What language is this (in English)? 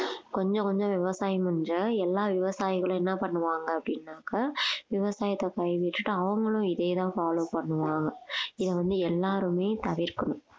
Tamil